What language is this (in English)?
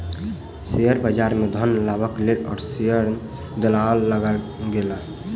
Maithili